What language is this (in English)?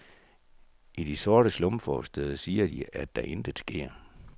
Danish